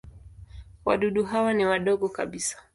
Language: Swahili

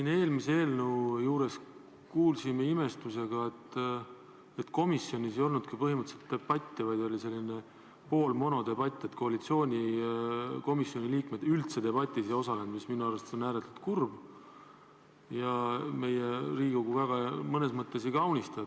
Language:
Estonian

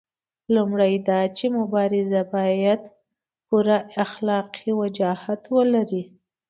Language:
Pashto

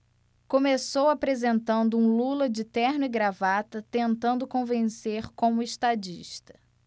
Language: Portuguese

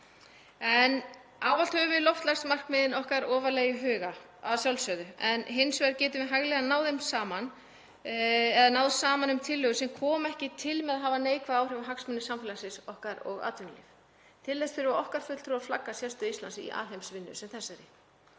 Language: Icelandic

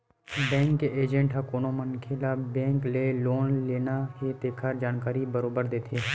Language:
Chhattisgarhi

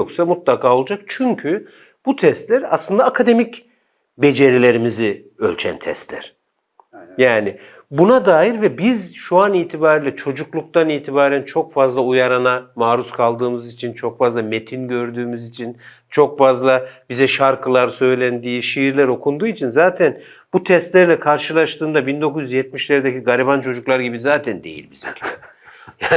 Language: Turkish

